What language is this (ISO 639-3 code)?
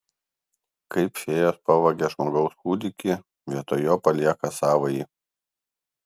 lit